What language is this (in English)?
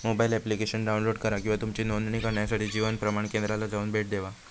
Marathi